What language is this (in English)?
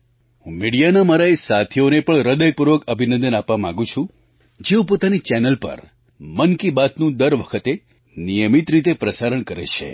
Gujarati